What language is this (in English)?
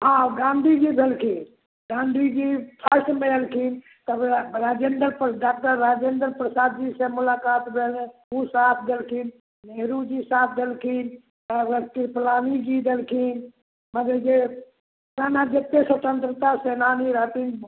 Maithili